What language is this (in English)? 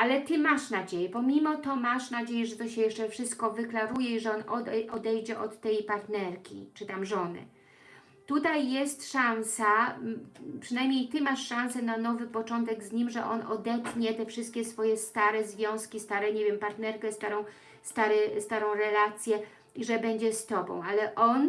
Polish